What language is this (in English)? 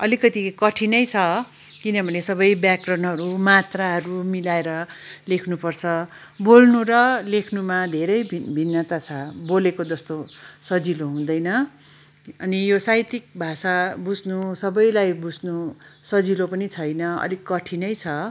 Nepali